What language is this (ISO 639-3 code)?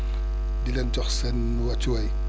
wol